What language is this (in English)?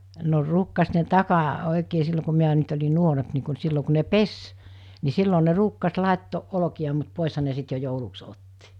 Finnish